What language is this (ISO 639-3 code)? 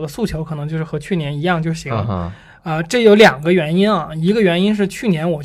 zho